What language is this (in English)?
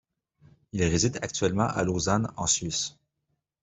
French